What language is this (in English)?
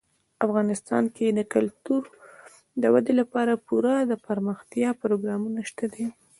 Pashto